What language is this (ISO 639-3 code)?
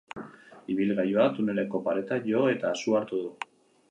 eus